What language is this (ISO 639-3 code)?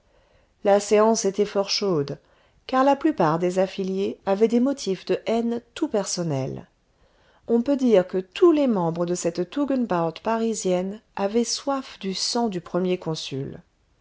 fra